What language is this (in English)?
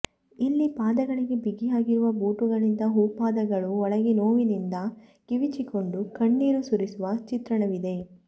Kannada